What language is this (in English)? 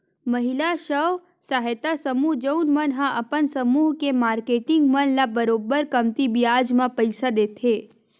Chhattisgarhi